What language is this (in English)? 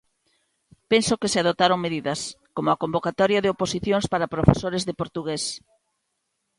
Galician